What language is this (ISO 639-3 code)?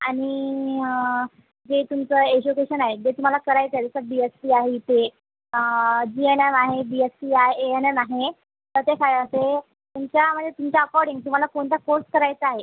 mar